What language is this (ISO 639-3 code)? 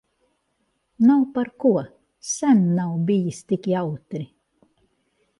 lav